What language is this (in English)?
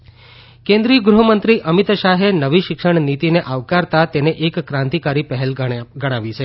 Gujarati